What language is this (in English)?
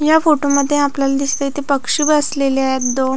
Marathi